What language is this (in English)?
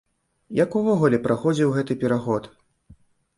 Belarusian